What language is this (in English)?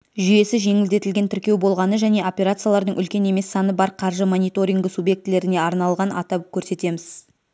Kazakh